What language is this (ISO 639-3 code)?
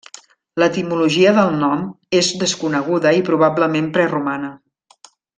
cat